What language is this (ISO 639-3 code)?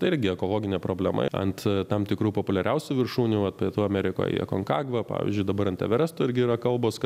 lit